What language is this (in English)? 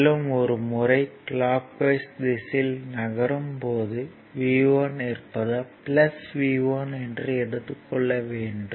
Tamil